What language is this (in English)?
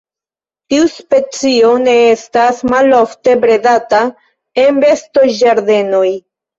Esperanto